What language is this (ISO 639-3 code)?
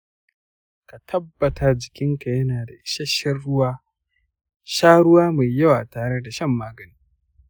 hau